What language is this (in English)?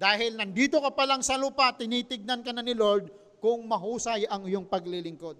Filipino